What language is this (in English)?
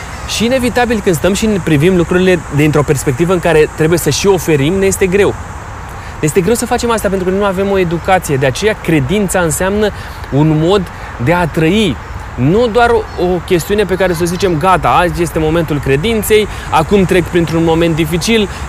Romanian